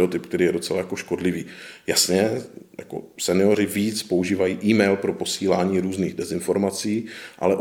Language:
Czech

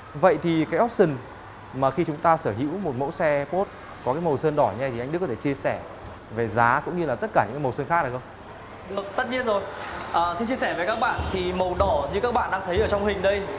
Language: Vietnamese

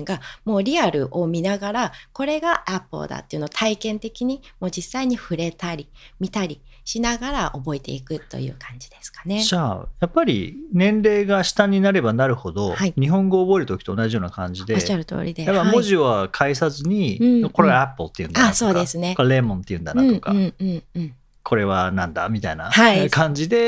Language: Japanese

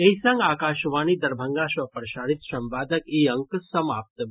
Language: Maithili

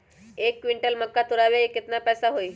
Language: Magahi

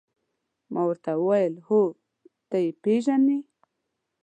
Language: Pashto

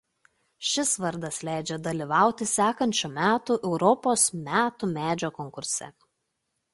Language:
Lithuanian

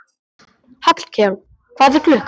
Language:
Icelandic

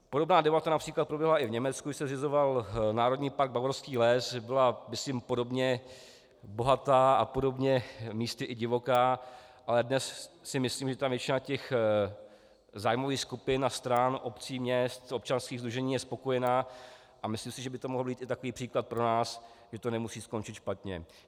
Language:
Czech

